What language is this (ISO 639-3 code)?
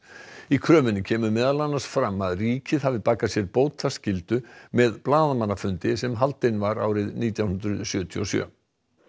isl